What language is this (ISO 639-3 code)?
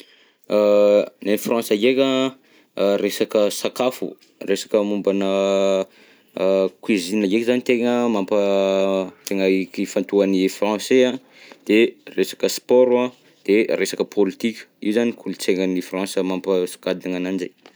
bzc